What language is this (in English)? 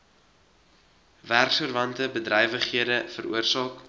Afrikaans